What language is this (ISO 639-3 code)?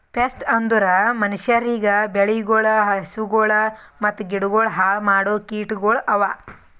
kan